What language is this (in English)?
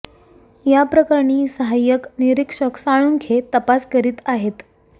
Marathi